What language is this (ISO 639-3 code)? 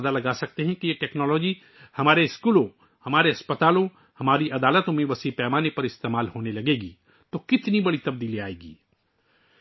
urd